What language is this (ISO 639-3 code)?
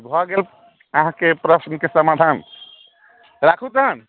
mai